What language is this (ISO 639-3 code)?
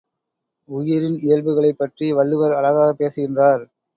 tam